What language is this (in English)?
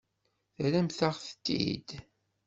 Kabyle